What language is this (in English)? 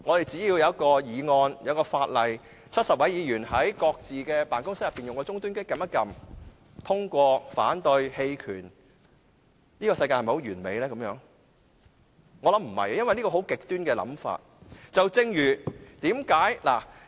Cantonese